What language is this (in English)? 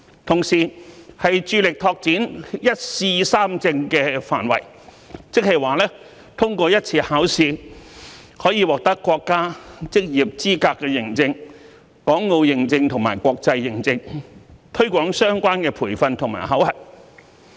Cantonese